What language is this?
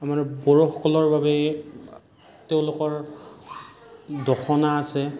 Assamese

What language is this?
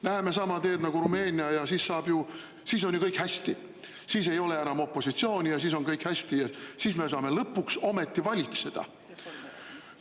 Estonian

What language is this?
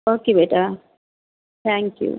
Punjabi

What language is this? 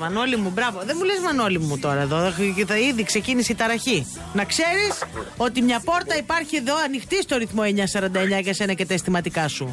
Greek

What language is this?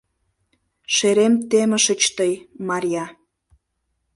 Mari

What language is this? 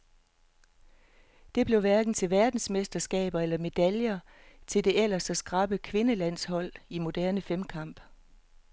Danish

